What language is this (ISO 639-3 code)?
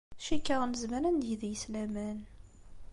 kab